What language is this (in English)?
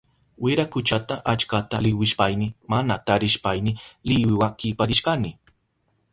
Southern Pastaza Quechua